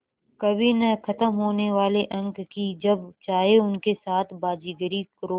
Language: Hindi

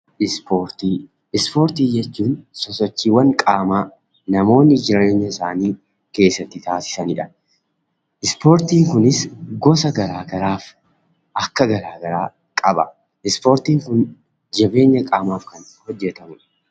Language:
Oromo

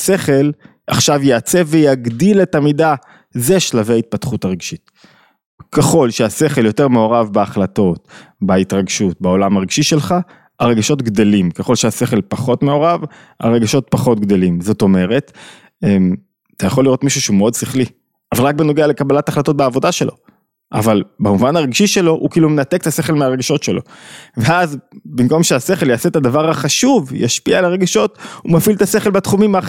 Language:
Hebrew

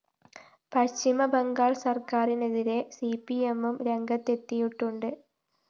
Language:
Malayalam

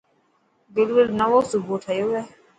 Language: Dhatki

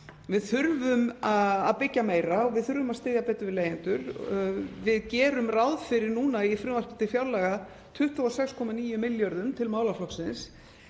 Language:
Icelandic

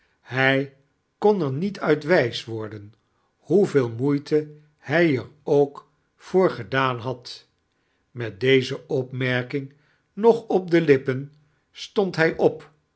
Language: Dutch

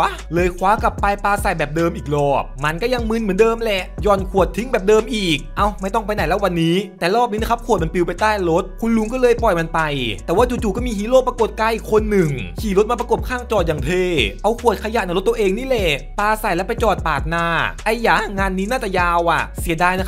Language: Thai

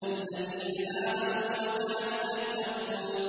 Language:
Arabic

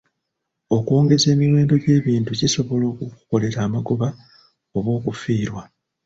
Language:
Ganda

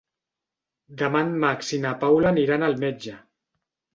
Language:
Catalan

